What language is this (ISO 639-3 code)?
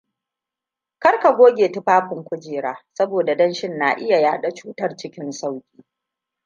hau